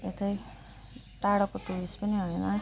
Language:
Nepali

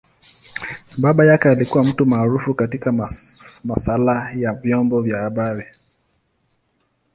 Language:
Swahili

